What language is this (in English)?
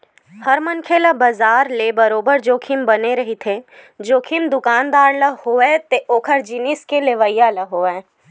Chhattisgarhi